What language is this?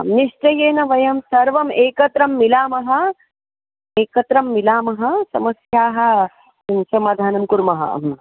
Sanskrit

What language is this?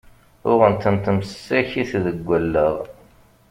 Kabyle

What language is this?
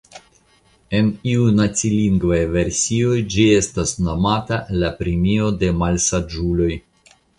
Esperanto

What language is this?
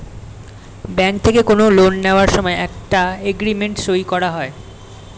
Bangla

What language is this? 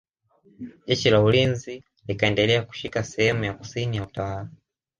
Swahili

